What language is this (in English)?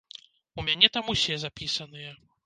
Belarusian